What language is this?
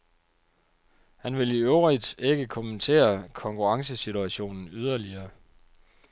Danish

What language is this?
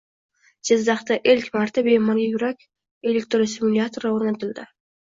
Uzbek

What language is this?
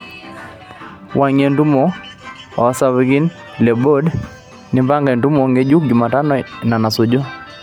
Masai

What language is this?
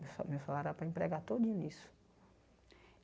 Portuguese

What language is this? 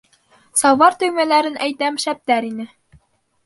Bashkir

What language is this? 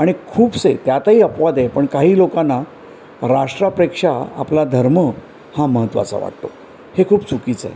Marathi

